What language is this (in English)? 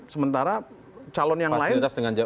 Indonesian